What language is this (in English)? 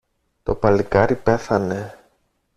Greek